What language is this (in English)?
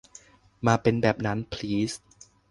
Thai